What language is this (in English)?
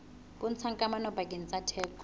Southern Sotho